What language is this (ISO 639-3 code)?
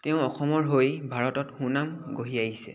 asm